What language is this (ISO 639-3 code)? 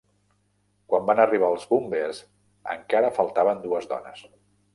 cat